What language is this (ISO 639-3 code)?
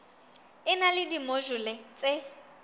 sot